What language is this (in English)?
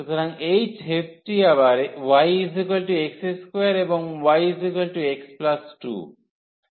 Bangla